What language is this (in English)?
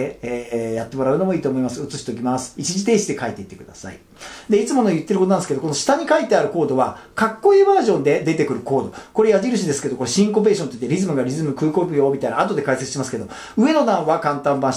Japanese